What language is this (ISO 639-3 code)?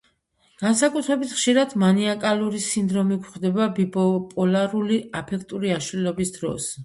kat